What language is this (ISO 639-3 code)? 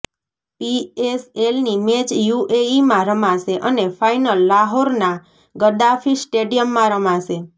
guj